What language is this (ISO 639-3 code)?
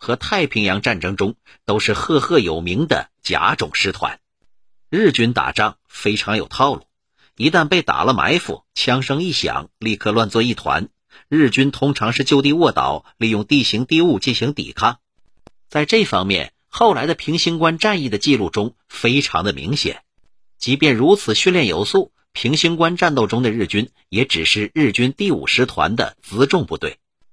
zho